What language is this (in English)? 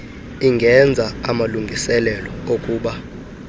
Xhosa